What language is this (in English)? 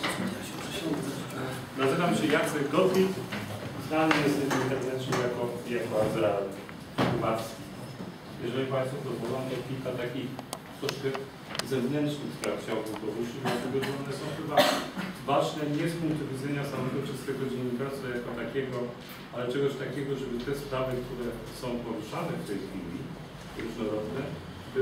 Polish